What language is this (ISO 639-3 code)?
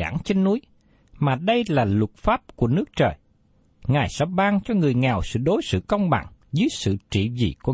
vie